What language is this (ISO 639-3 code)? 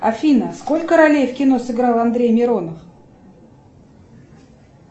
rus